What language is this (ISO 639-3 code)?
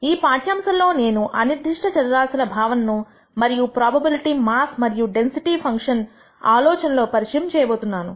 tel